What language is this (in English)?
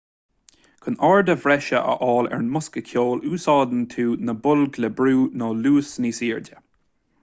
Irish